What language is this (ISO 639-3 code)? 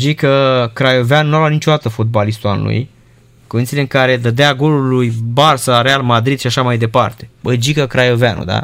ron